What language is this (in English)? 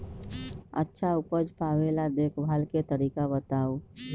Magahi